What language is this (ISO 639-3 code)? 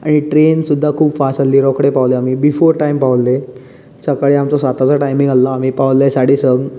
kok